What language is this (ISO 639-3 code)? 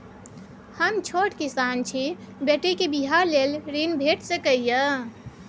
mai